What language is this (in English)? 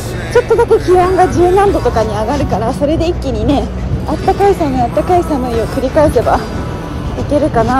Japanese